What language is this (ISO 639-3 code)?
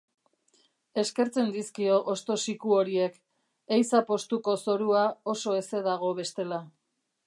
eus